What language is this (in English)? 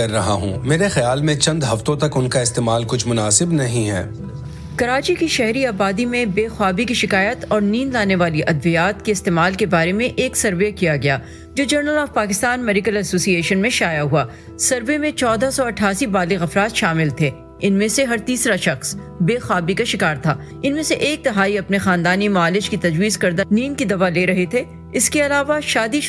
Urdu